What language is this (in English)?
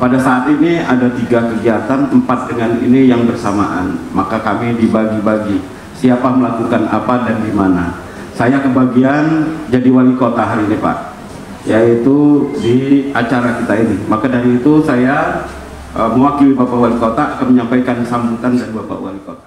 Indonesian